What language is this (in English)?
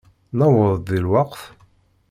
Kabyle